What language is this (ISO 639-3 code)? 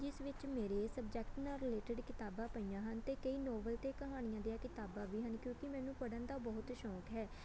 pan